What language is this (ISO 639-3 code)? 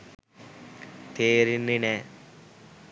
sin